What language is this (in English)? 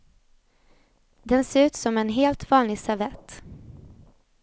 Swedish